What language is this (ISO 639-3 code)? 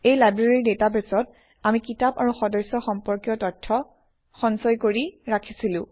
asm